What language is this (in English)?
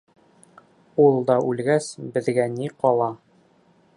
Bashkir